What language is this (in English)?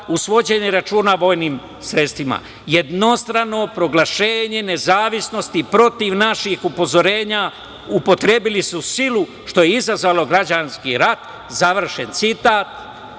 Serbian